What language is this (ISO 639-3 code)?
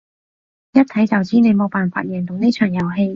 yue